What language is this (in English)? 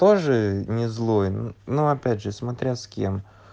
Russian